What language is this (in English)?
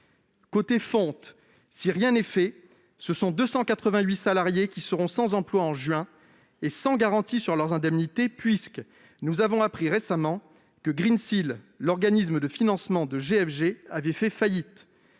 French